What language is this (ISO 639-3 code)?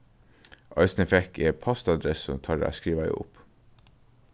fao